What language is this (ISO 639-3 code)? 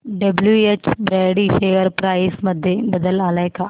mar